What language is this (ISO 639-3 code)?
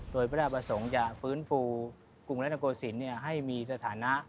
tha